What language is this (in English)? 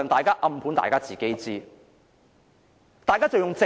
Cantonese